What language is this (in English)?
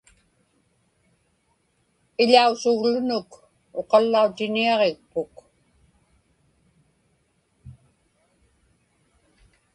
Inupiaq